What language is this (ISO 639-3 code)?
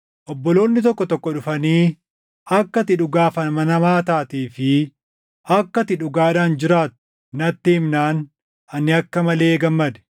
orm